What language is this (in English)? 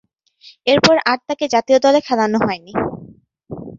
Bangla